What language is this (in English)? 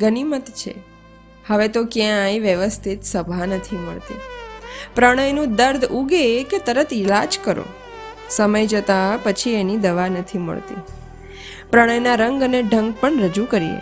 Gujarati